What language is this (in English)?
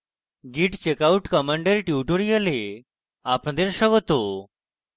Bangla